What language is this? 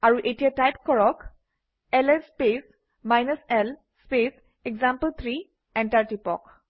Assamese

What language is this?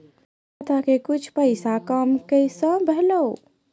Maithili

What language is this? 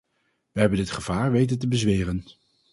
Dutch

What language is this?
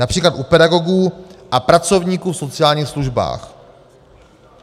Czech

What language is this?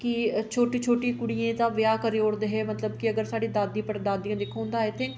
Dogri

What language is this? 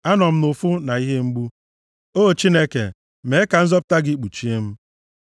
Igbo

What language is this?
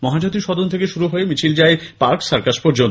Bangla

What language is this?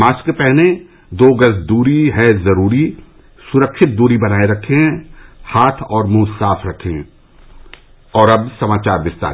Hindi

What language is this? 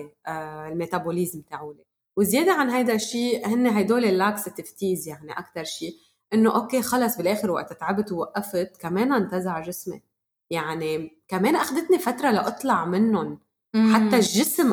Arabic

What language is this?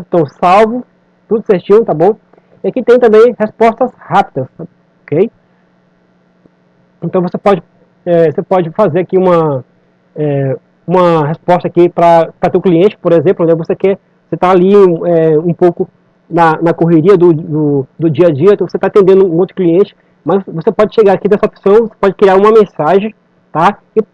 Portuguese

